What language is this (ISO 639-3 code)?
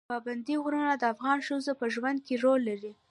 pus